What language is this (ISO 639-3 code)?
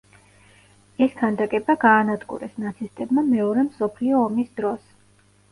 kat